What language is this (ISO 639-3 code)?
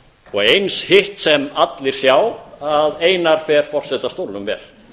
isl